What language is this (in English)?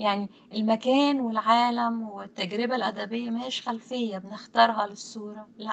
Arabic